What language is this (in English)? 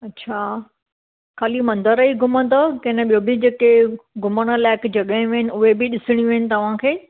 Sindhi